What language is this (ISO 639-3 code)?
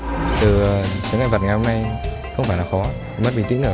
vie